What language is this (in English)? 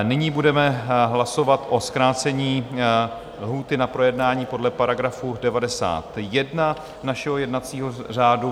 Czech